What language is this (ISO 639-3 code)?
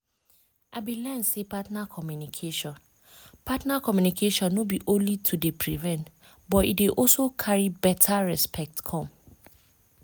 pcm